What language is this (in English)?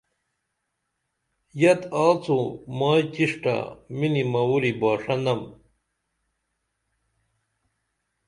Dameli